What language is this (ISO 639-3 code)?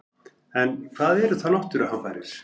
isl